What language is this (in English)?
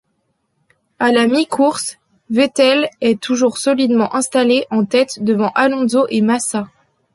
French